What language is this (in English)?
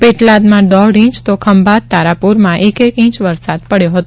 Gujarati